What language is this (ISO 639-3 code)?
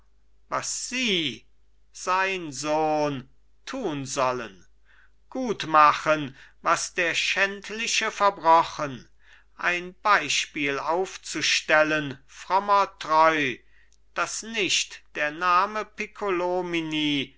deu